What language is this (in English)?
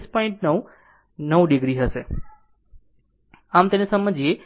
Gujarati